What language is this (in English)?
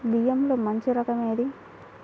Telugu